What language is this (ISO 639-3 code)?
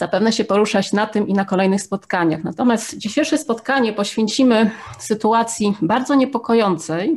pol